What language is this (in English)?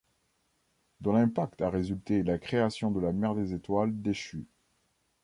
French